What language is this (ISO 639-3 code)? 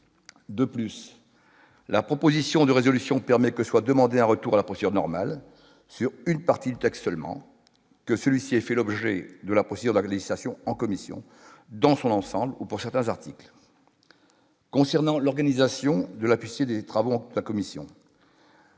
fra